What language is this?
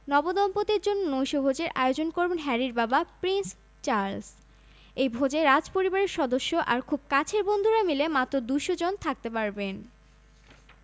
Bangla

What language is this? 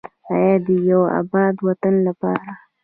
Pashto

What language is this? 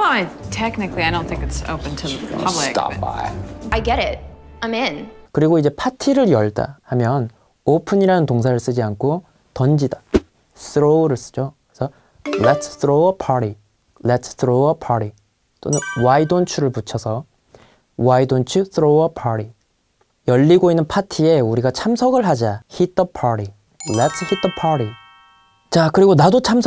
Korean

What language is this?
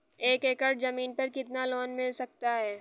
Hindi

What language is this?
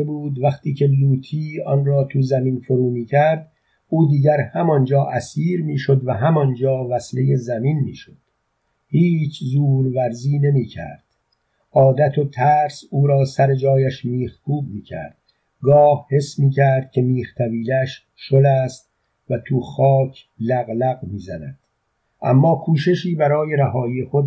Persian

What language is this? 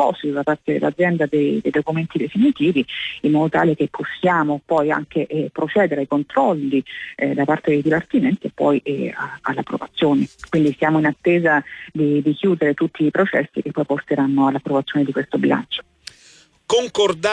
Italian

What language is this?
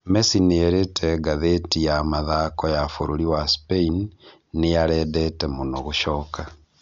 Kikuyu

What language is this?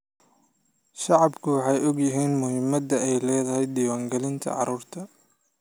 Somali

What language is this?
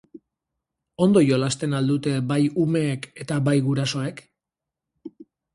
Basque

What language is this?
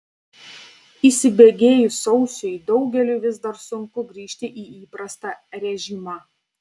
Lithuanian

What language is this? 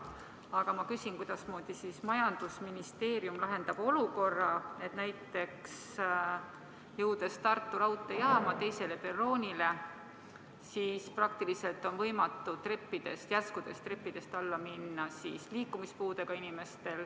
Estonian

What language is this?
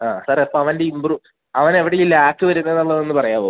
Malayalam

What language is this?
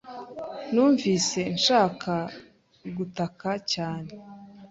Kinyarwanda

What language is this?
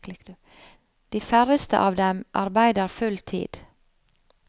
Norwegian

